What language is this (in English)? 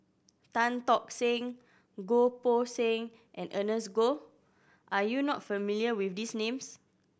English